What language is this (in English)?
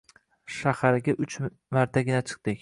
Uzbek